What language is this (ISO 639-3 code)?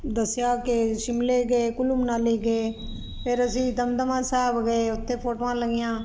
pan